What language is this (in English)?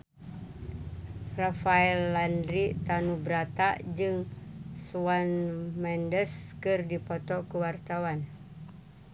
Sundanese